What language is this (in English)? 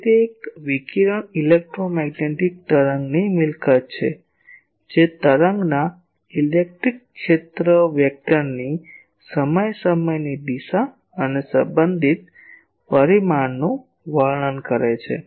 Gujarati